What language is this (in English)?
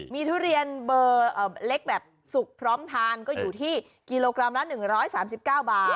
Thai